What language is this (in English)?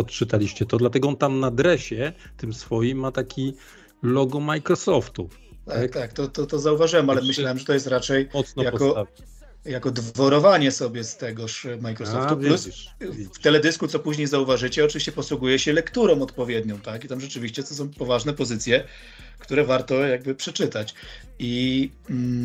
Polish